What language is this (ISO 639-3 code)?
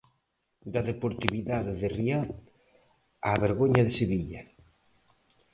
glg